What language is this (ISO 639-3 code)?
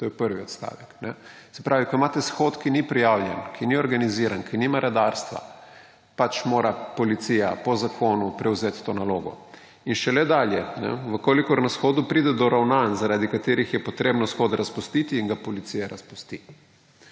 slv